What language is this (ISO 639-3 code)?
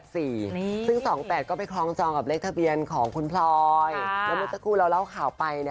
tha